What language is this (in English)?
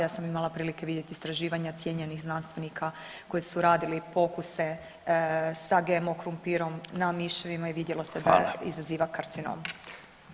Croatian